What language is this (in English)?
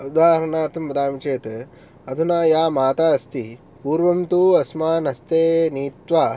Sanskrit